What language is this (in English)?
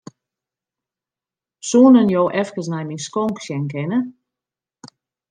Western Frisian